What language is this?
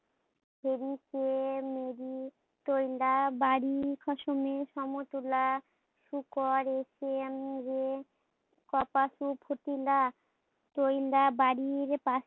Bangla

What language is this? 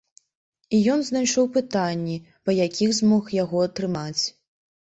Belarusian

